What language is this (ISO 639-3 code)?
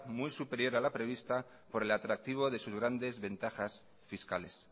spa